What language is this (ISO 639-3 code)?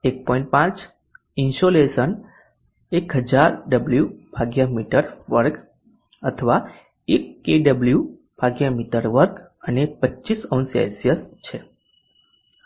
guj